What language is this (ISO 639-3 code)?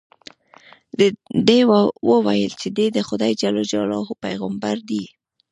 pus